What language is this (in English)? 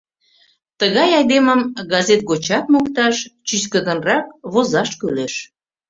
Mari